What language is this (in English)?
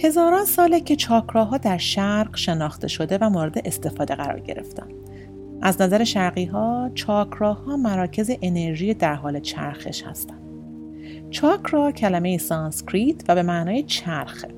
Persian